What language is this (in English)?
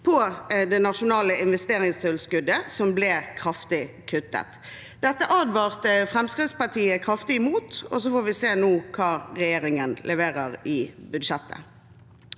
Norwegian